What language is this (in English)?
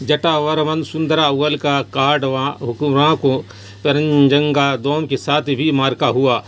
Urdu